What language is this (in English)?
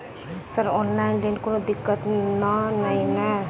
Maithili